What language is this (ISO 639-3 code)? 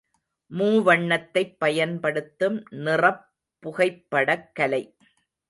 tam